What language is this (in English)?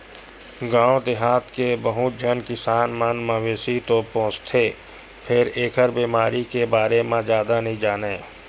Chhattisgarhi